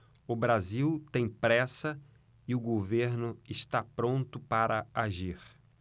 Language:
Portuguese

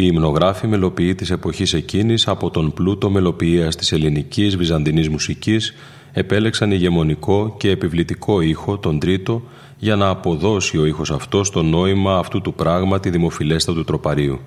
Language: Greek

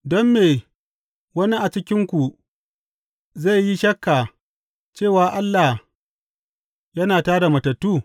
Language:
Hausa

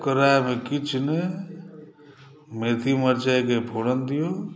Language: Maithili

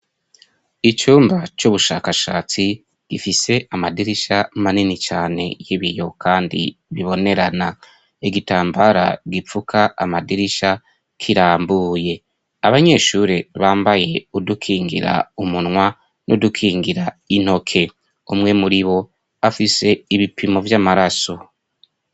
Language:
Rundi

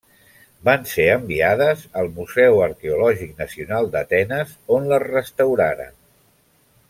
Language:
Catalan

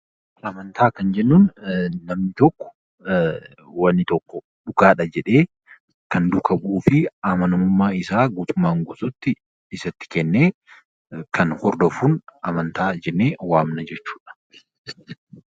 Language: Oromo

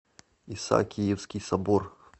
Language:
Russian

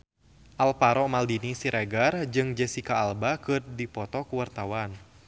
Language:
Sundanese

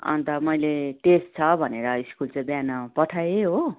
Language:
Nepali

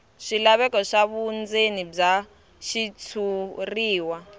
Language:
Tsonga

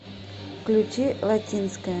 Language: Russian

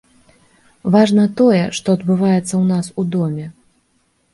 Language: Belarusian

